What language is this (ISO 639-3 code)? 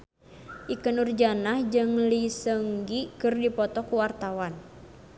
sun